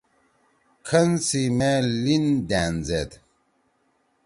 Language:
Torwali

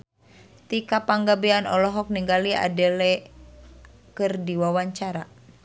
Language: Sundanese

